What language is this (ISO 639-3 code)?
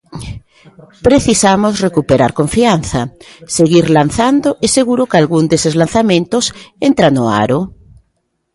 glg